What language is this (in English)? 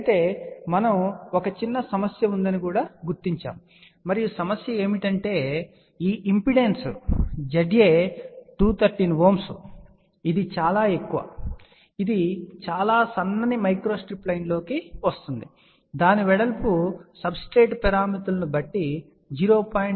Telugu